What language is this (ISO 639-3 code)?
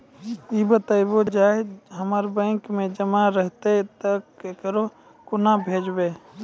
mai